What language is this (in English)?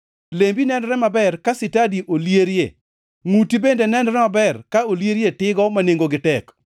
Luo (Kenya and Tanzania)